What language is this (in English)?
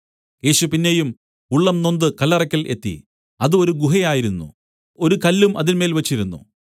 Malayalam